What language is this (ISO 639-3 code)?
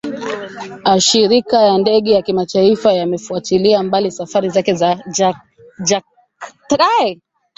swa